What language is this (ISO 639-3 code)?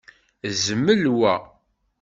kab